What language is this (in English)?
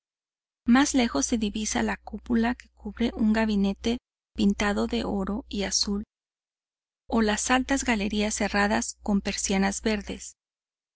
Spanish